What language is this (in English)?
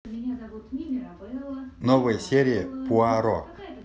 Russian